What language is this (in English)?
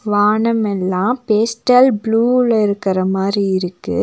Tamil